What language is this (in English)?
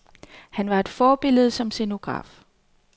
Danish